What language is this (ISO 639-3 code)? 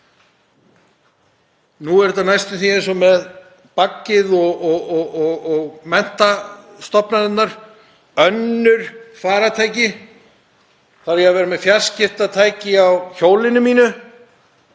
isl